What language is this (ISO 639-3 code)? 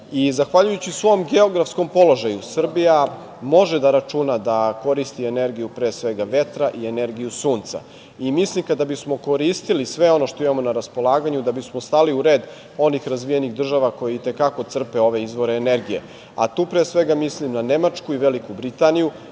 srp